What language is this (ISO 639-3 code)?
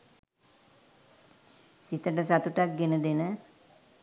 sin